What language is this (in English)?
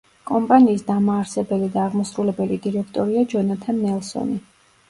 Georgian